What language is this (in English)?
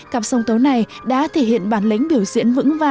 Vietnamese